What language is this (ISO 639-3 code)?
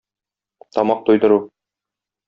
tat